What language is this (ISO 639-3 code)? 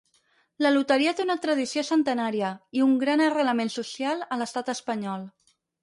cat